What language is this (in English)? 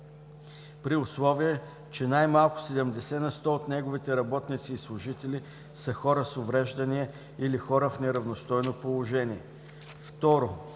Bulgarian